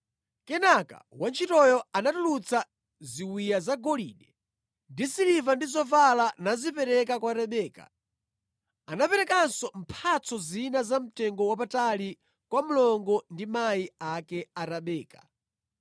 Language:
Nyanja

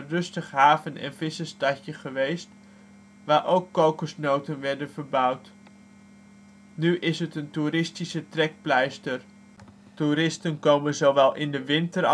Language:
Dutch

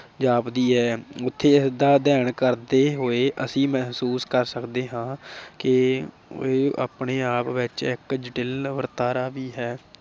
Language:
Punjabi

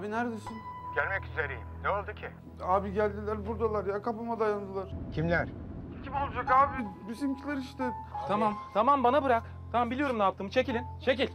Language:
Turkish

